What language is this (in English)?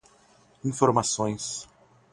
Portuguese